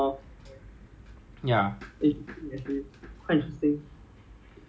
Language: English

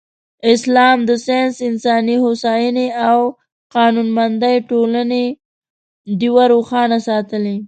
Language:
Pashto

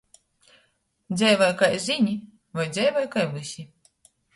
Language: Latgalian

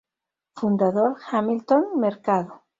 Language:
Spanish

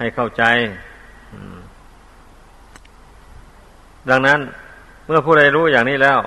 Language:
Thai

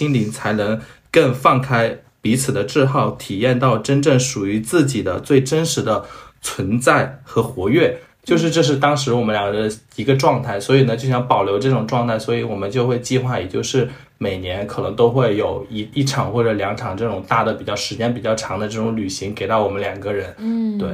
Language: Chinese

